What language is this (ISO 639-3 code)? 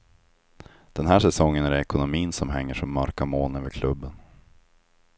swe